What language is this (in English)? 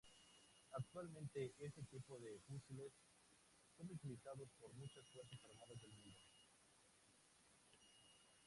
Spanish